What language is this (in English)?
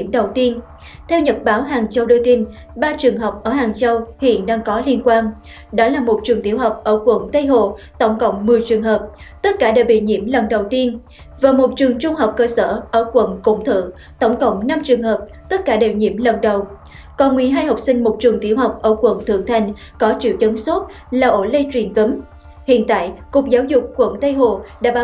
Vietnamese